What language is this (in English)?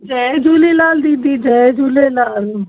Sindhi